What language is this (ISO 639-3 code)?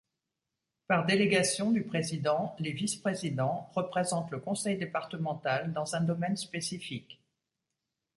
fra